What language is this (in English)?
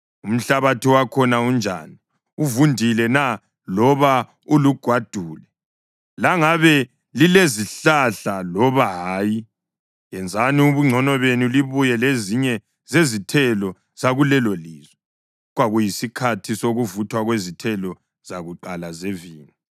North Ndebele